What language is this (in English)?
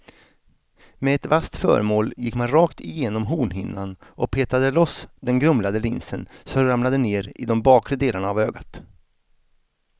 Swedish